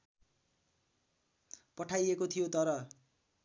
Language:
Nepali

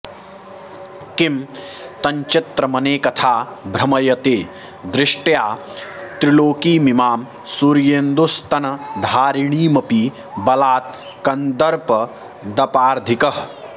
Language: Sanskrit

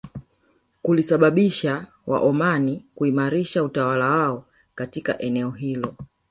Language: Swahili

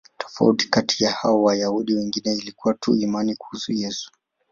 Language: Swahili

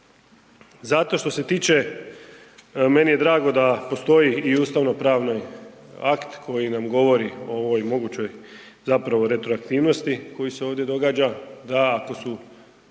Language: Croatian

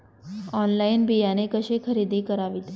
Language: Marathi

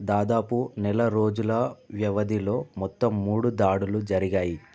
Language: Telugu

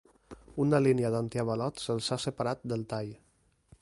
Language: Catalan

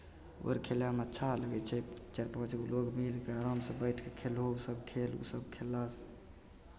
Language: Maithili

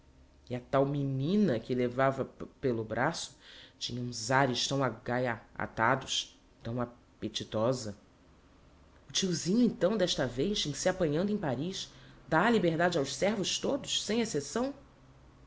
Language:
Portuguese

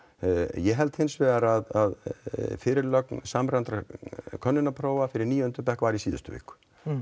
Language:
Icelandic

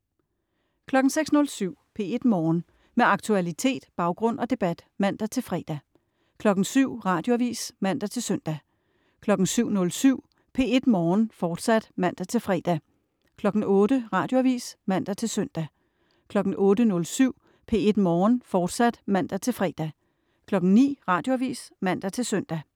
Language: Danish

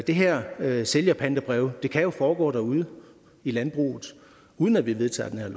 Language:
Danish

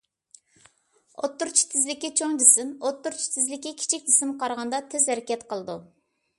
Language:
Uyghur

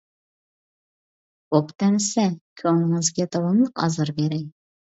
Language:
Uyghur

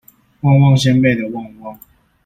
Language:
Chinese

